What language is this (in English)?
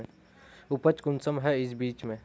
Magahi